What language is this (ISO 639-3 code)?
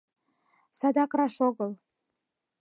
chm